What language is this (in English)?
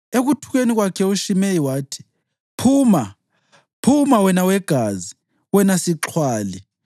North Ndebele